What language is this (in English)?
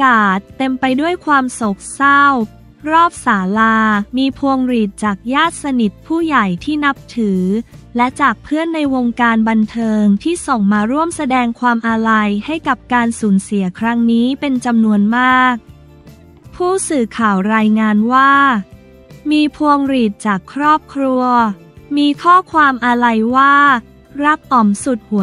Thai